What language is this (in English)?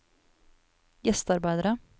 Norwegian